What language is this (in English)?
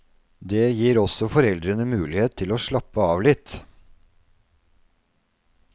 Norwegian